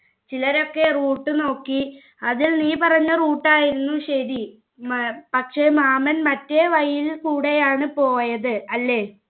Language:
Malayalam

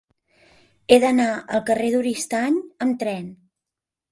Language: Catalan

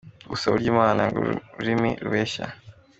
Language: Kinyarwanda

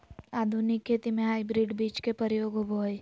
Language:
Magahi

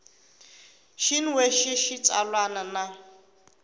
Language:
Tsonga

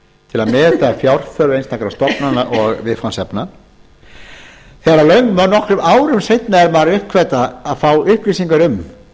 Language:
Icelandic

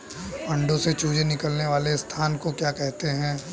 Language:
Hindi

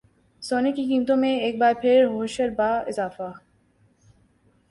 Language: Urdu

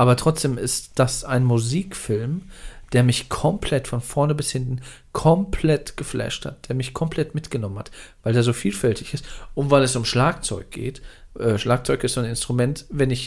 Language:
German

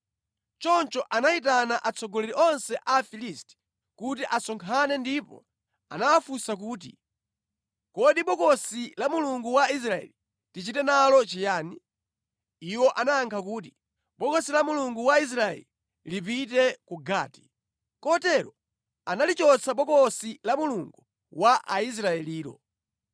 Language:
Nyanja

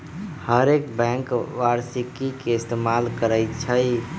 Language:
Magahi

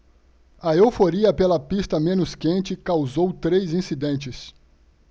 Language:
Portuguese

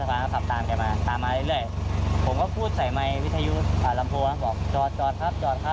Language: Thai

